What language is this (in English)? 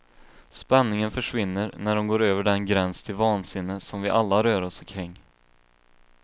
Swedish